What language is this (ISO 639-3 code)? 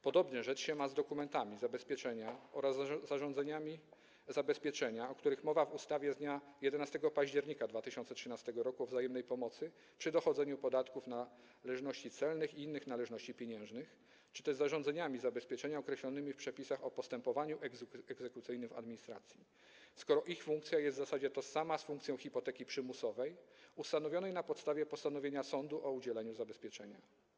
pol